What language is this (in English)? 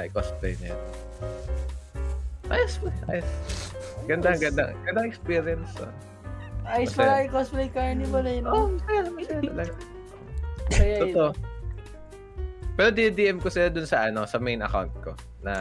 Filipino